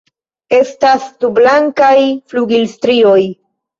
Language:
Esperanto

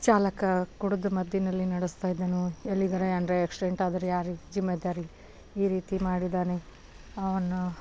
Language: Kannada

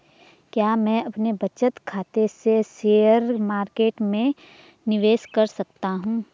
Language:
Hindi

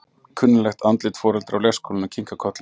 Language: Icelandic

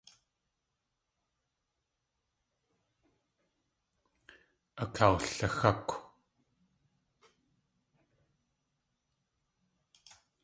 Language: Tlingit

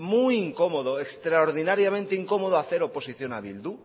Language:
Spanish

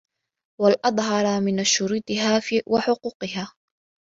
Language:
Arabic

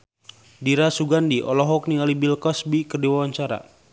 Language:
Sundanese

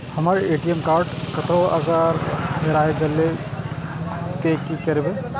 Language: Maithili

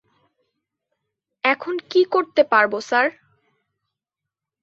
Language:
Bangla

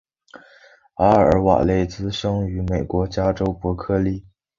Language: Chinese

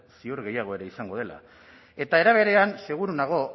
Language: Basque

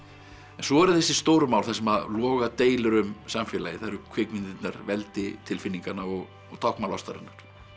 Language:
Icelandic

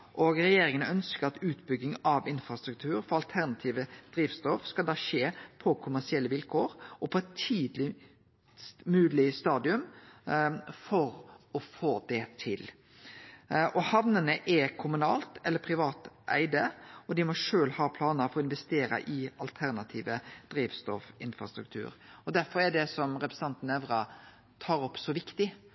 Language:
Norwegian Nynorsk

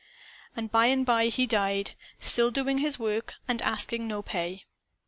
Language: English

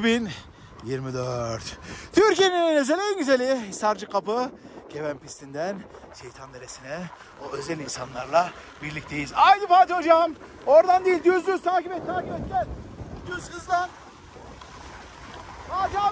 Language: Turkish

